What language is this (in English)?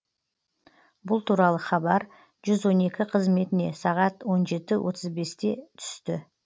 Kazakh